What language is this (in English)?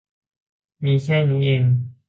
Thai